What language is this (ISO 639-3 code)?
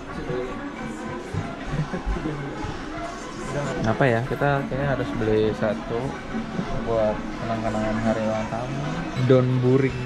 ind